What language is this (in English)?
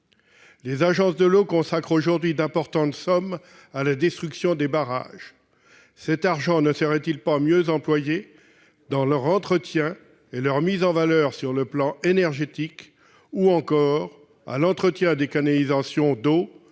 French